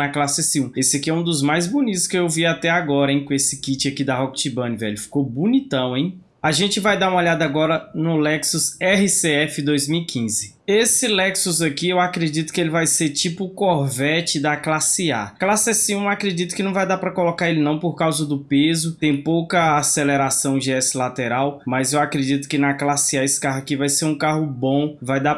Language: Portuguese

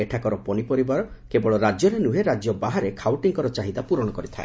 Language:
Odia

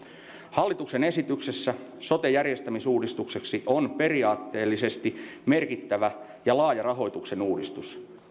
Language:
Finnish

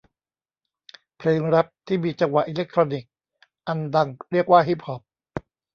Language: Thai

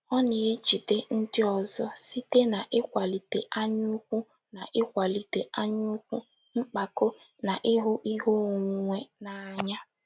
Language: Igbo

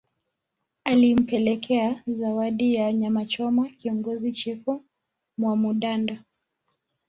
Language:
Swahili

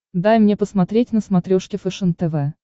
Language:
Russian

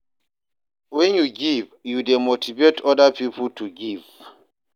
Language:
Nigerian Pidgin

